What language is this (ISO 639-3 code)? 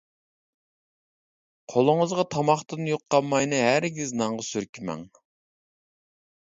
uig